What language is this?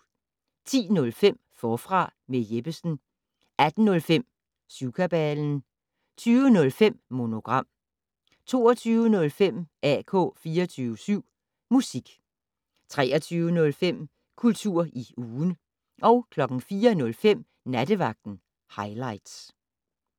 Danish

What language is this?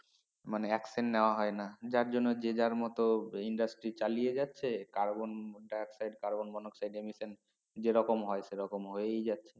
Bangla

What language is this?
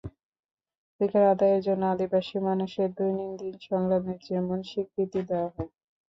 Bangla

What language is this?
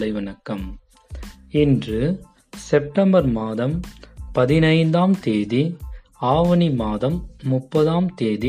Tamil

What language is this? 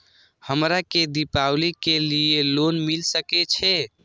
Maithili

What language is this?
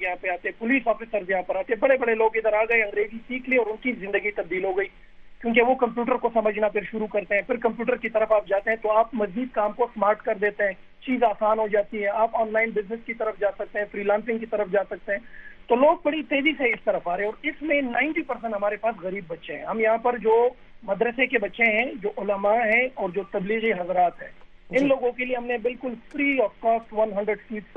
Urdu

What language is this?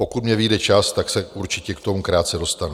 Czech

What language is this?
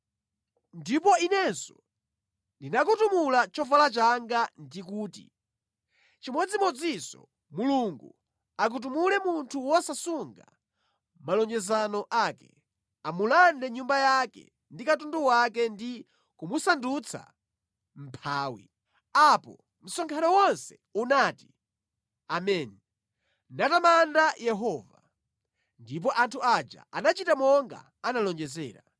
Nyanja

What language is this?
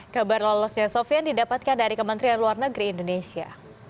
Indonesian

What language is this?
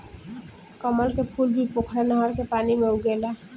Bhojpuri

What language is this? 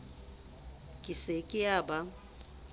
Southern Sotho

